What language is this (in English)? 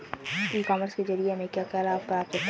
Hindi